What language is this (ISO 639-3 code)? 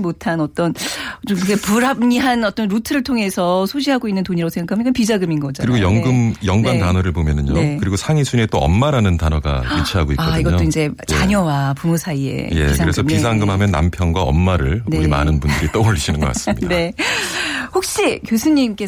kor